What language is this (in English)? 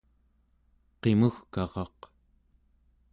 Central Yupik